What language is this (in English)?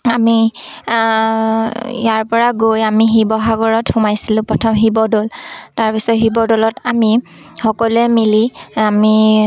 Assamese